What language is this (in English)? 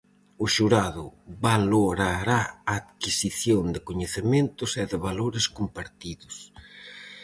Galician